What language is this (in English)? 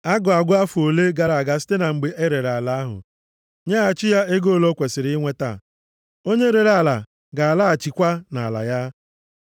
Igbo